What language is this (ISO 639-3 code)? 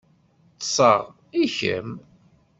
kab